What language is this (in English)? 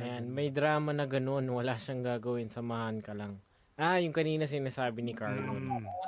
Filipino